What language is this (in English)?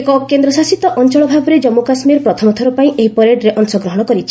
Odia